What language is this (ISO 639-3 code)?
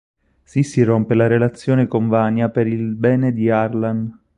ita